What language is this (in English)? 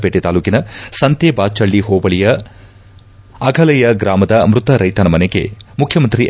Kannada